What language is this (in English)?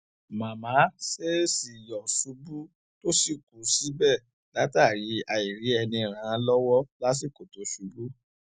Yoruba